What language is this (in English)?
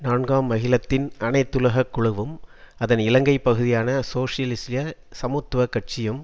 Tamil